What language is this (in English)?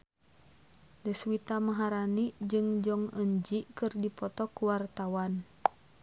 Sundanese